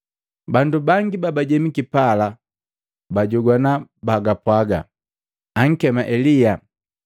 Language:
Matengo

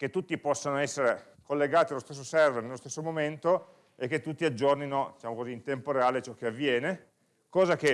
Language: Italian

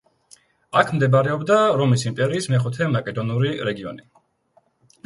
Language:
Georgian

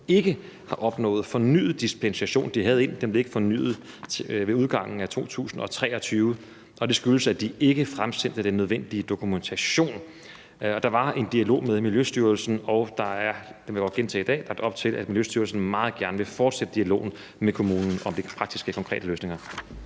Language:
Danish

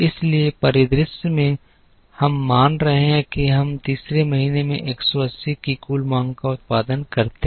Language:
Hindi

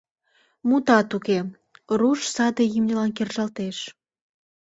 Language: Mari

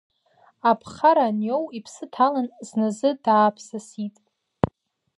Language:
Abkhazian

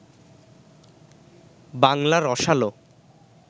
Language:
Bangla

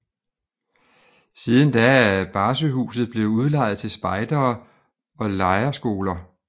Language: Danish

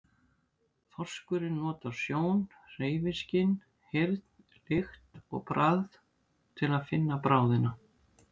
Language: Icelandic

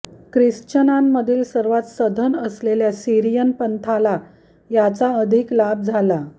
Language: Marathi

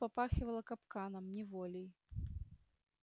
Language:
Russian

